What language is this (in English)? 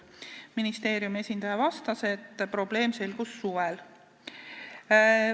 Estonian